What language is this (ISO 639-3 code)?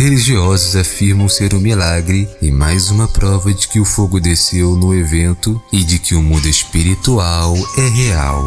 por